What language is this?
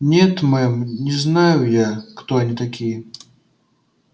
Russian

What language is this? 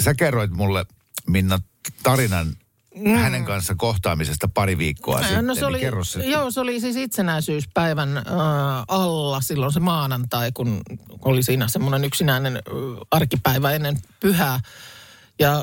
Finnish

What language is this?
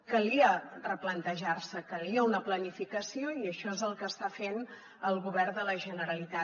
Catalan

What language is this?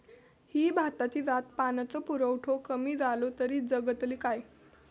Marathi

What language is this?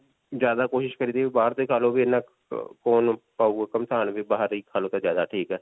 Punjabi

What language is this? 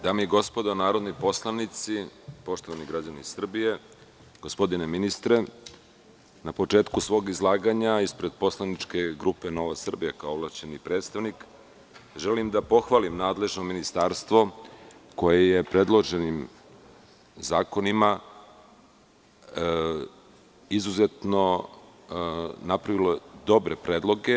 Serbian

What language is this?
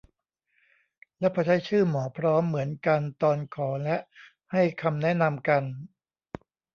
Thai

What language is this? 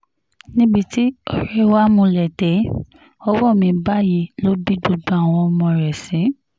Yoruba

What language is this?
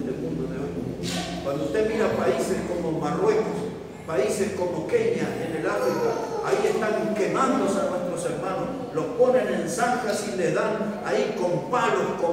Spanish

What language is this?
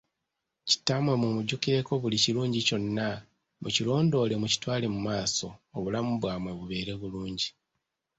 Ganda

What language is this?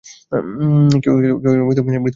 Bangla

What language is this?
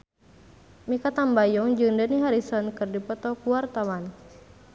Sundanese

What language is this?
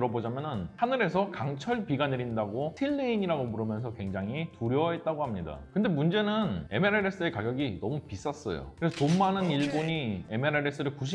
Korean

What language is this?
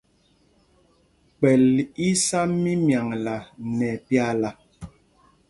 Mpumpong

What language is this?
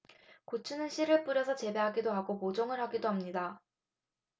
Korean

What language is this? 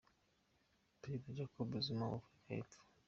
Kinyarwanda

